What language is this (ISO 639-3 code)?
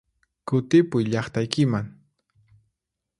qxp